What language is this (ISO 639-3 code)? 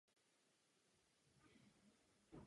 ces